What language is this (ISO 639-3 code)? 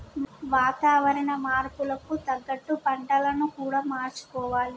tel